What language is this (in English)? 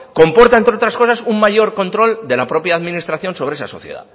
Spanish